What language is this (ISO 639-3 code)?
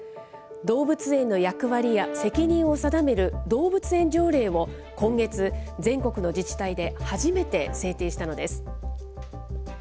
jpn